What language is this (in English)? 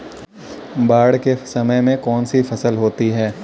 Hindi